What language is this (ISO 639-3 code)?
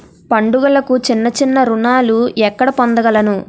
tel